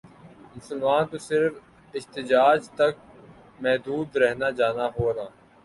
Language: Urdu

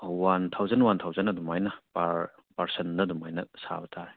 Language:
Manipuri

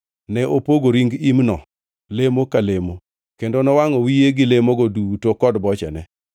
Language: Luo (Kenya and Tanzania)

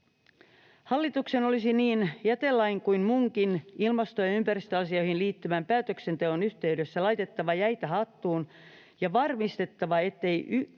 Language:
Finnish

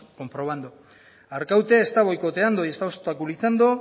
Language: Spanish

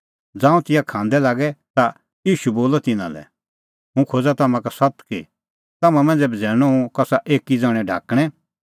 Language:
Kullu Pahari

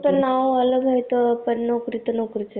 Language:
Marathi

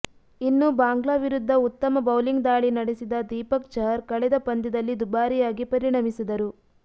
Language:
Kannada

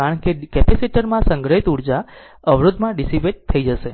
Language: Gujarati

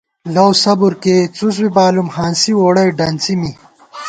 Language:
Gawar-Bati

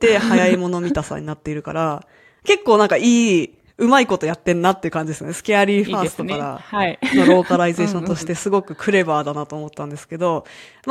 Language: Japanese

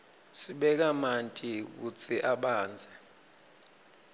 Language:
Swati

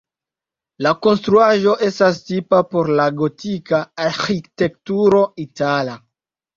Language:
Esperanto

